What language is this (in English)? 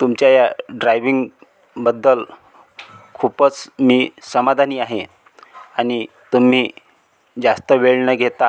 Marathi